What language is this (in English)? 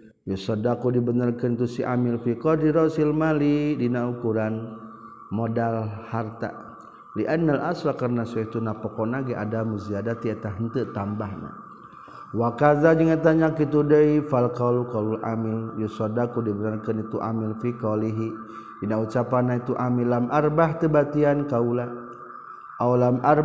Malay